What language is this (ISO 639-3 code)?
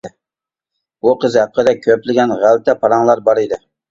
uig